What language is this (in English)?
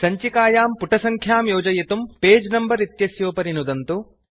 Sanskrit